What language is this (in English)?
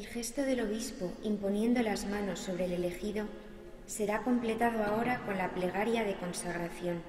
Spanish